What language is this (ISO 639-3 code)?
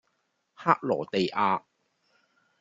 yue